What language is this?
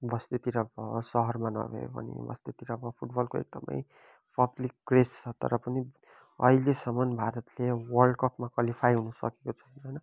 Nepali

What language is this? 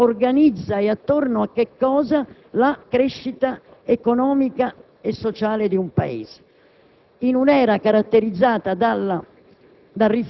Italian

